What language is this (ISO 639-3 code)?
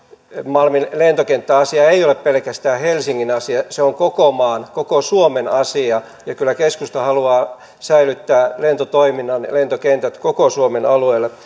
fin